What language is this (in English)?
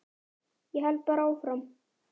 Icelandic